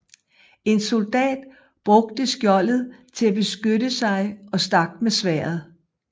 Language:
Danish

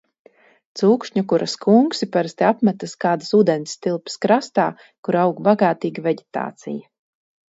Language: Latvian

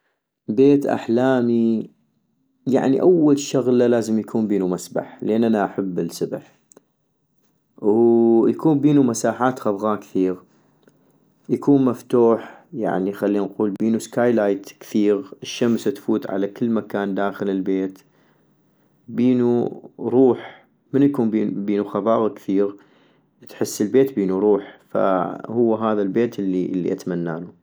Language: North Mesopotamian Arabic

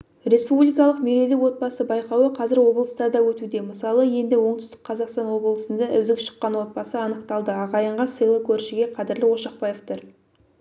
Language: Kazakh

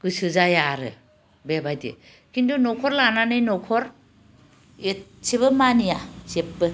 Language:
Bodo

